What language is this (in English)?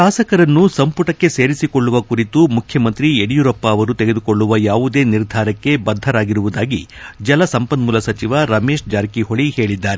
Kannada